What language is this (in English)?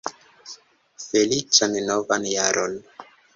Esperanto